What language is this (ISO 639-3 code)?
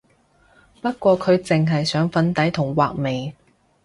yue